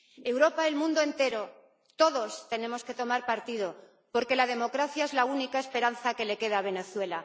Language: Spanish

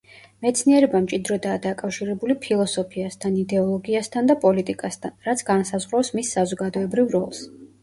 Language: Georgian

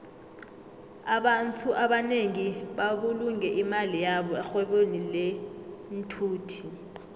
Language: South Ndebele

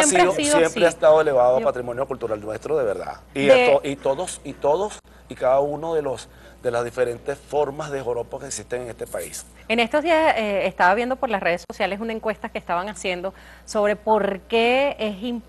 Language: Spanish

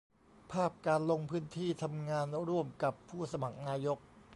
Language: Thai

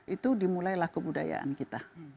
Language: Indonesian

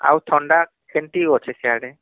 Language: Odia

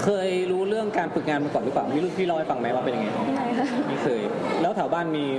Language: Thai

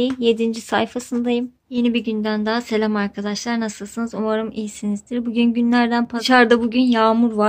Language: Turkish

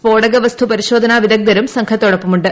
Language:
Malayalam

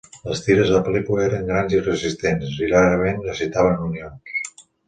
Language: Catalan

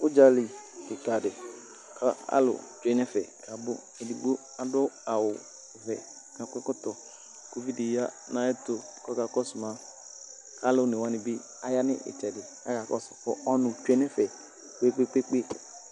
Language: Ikposo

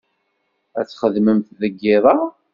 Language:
Kabyle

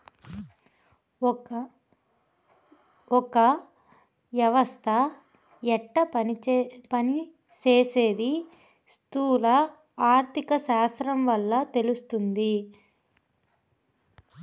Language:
Telugu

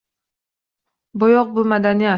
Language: Uzbek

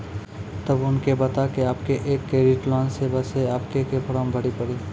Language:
Maithili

